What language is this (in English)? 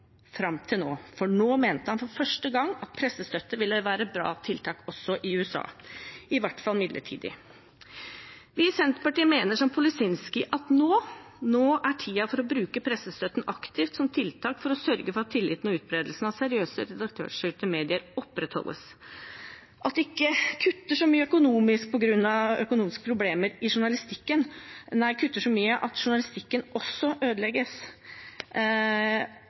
Norwegian Bokmål